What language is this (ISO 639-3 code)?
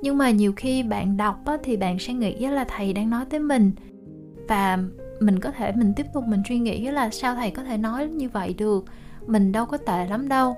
vie